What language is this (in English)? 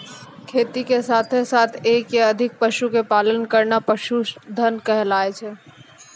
Maithili